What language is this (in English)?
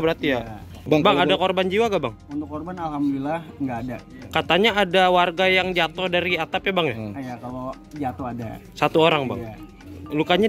Indonesian